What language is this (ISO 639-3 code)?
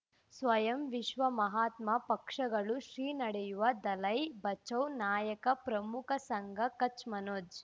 kan